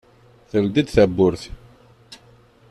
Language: Kabyle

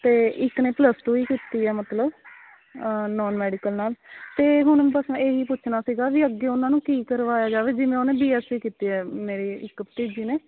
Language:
Punjabi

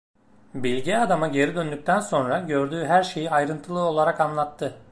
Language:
Turkish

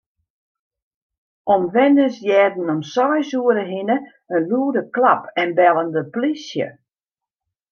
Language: Western Frisian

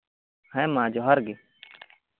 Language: Santali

